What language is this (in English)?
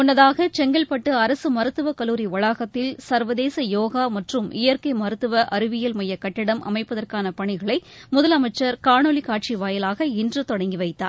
Tamil